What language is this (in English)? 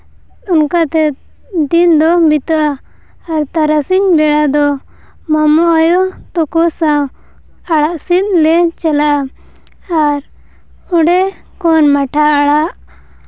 Santali